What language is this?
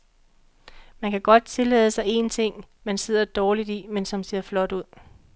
Danish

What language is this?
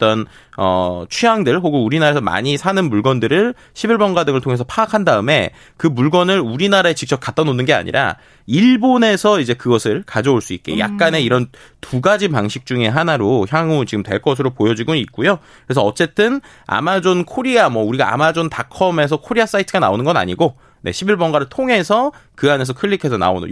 Korean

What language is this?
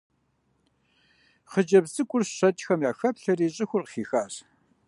Kabardian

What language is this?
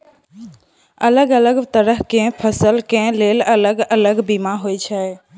Maithili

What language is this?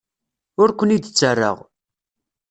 Kabyle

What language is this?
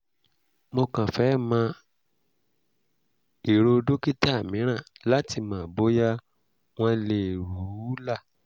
Yoruba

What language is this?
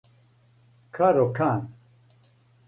Serbian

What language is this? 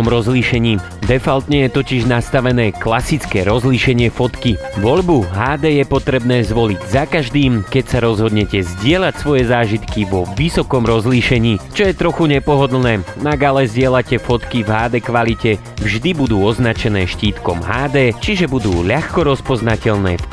Slovak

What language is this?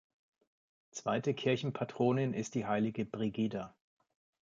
German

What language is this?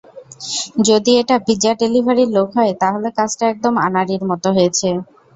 Bangla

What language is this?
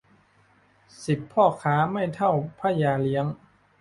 Thai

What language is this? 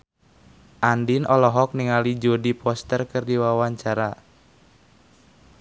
Sundanese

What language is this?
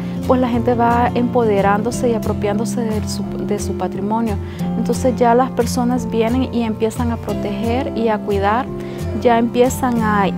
Spanish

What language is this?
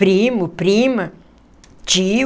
Portuguese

